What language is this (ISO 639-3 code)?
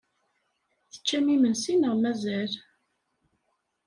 kab